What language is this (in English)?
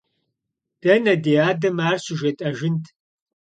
Kabardian